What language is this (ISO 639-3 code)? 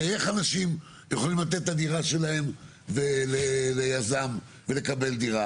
heb